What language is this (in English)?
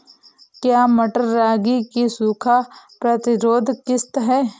Hindi